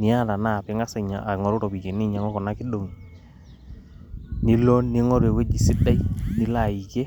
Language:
Masai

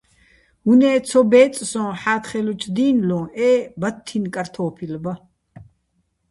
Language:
Bats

